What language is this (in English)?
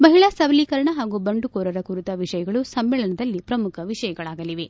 Kannada